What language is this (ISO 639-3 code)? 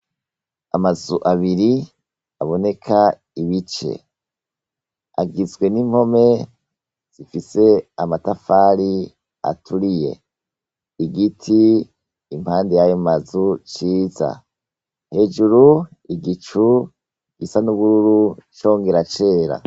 run